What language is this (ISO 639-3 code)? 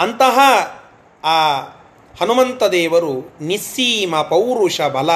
kan